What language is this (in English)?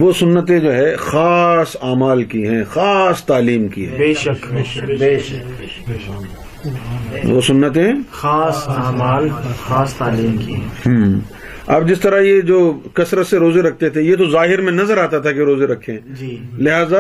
Urdu